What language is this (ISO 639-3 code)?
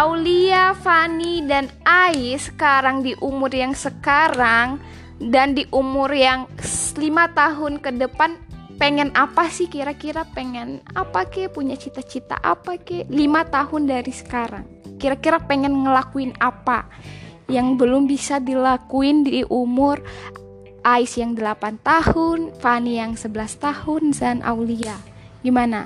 ind